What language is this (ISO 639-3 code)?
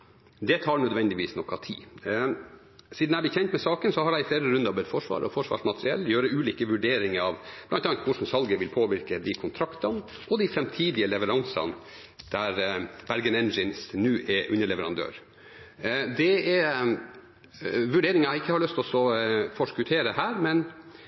nob